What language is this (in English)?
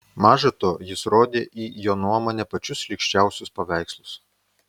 Lithuanian